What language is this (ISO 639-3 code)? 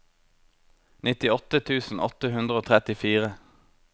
nor